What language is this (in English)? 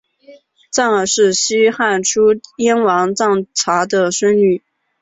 Chinese